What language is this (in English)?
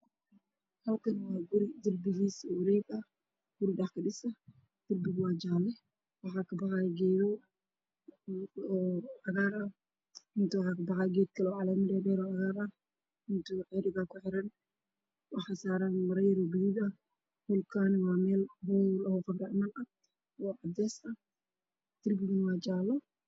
Somali